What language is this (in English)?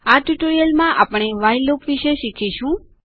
Gujarati